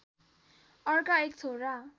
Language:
Nepali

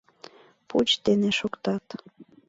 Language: Mari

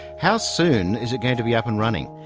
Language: English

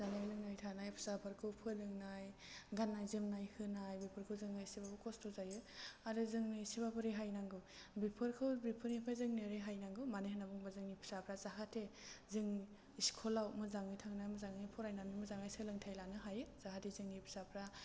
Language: Bodo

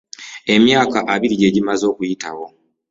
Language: Ganda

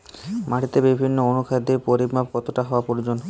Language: Bangla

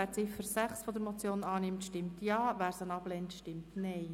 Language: Swiss German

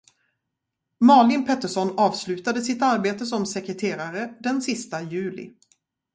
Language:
Swedish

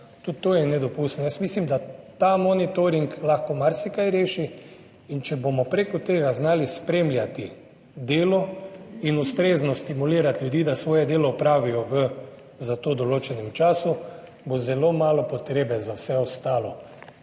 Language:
Slovenian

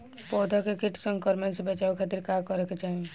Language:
Bhojpuri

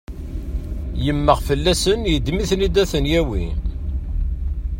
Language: Kabyle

